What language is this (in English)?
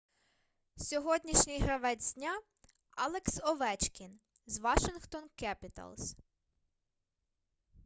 Ukrainian